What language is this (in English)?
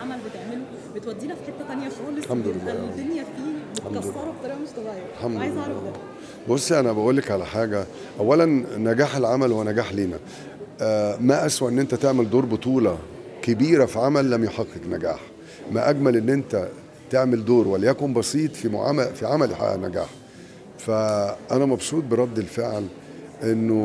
Arabic